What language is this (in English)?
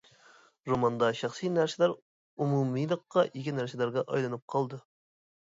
Uyghur